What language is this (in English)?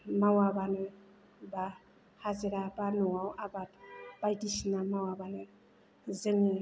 Bodo